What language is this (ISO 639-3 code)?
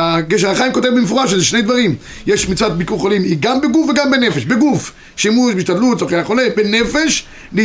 heb